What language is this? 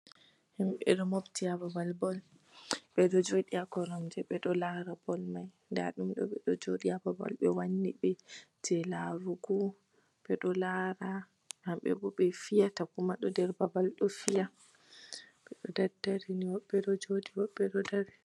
Fula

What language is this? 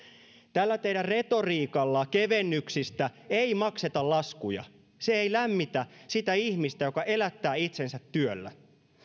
Finnish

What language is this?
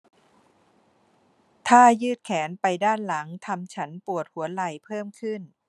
Thai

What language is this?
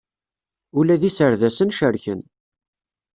Kabyle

